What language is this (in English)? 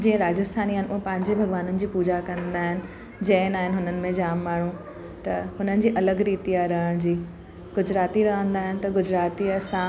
Sindhi